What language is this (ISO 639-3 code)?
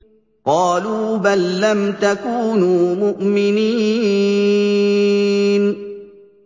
ara